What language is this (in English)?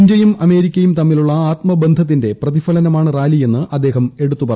Malayalam